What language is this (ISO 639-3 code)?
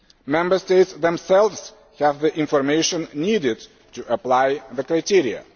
eng